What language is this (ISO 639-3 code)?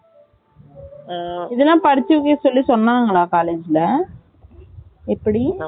tam